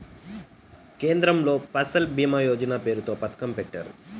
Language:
Telugu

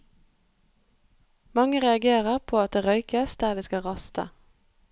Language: Norwegian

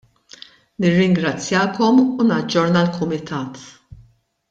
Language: Maltese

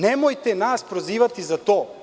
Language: Serbian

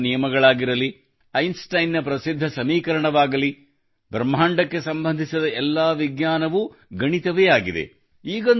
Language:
Kannada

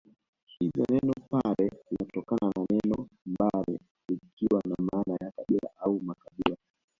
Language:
Swahili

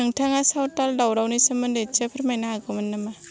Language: Bodo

